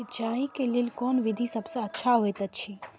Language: Maithili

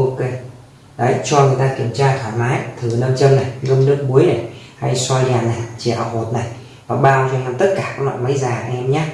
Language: Vietnamese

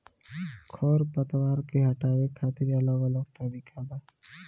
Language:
Bhojpuri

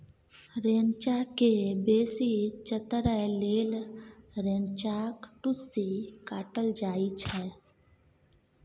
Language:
Maithili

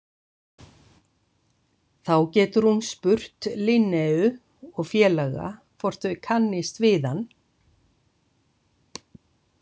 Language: Icelandic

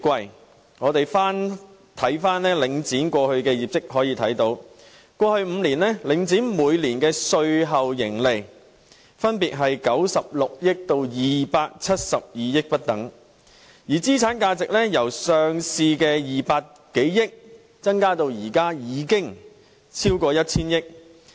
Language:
Cantonese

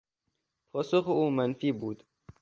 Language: Persian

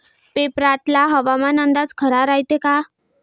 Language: Marathi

